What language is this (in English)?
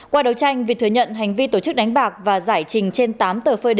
Vietnamese